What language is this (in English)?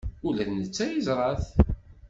Kabyle